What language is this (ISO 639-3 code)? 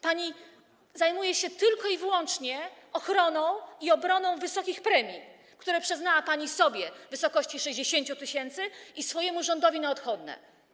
pol